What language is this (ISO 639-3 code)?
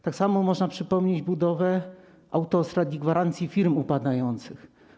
pol